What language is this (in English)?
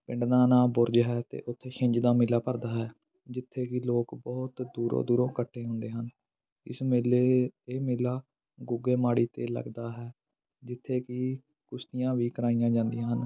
Punjabi